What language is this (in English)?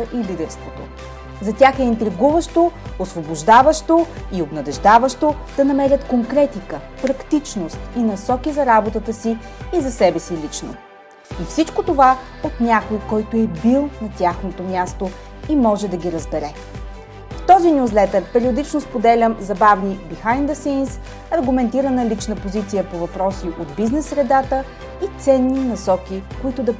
Bulgarian